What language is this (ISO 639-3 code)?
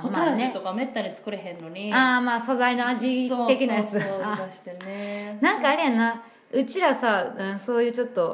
jpn